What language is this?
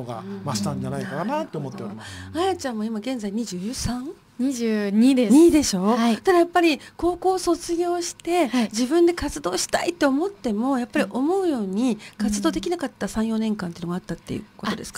Japanese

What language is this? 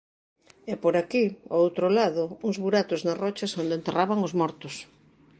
Galician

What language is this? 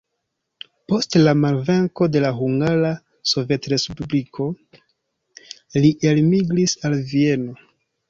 Esperanto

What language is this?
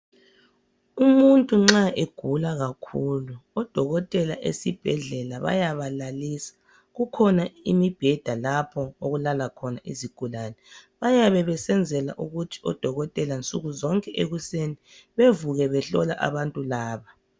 North Ndebele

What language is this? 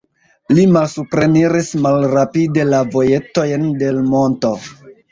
Esperanto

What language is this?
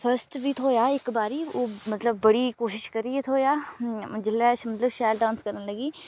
Dogri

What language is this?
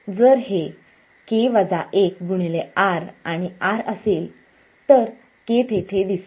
Marathi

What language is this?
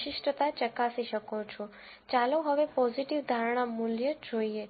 Gujarati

